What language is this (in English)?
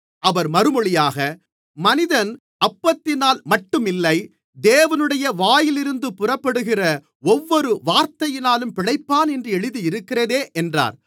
Tamil